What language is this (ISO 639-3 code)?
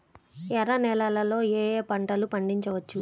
tel